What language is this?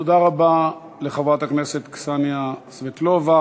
Hebrew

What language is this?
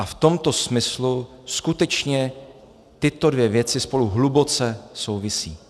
Czech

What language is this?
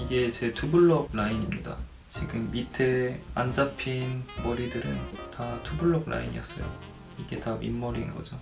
Korean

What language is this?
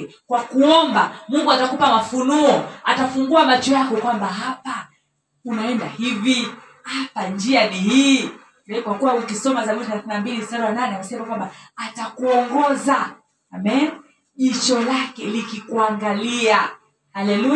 Swahili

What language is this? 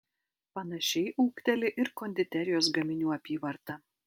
Lithuanian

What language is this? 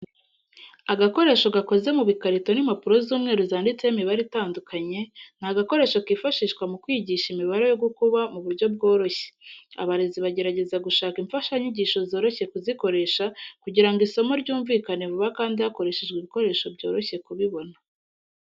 Kinyarwanda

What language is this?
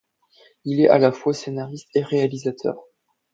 French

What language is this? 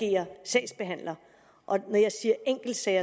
Danish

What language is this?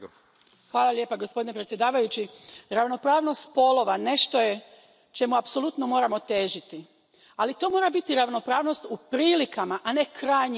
Croatian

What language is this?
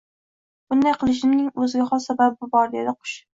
Uzbek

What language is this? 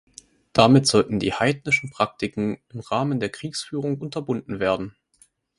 German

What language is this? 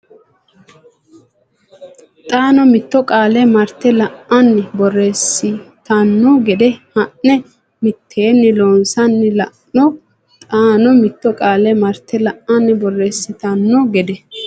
Sidamo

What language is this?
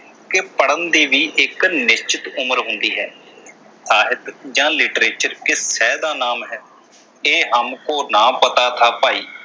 Punjabi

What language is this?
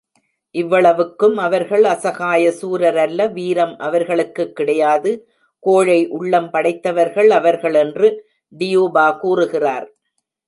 Tamil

